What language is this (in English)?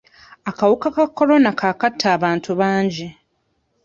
Ganda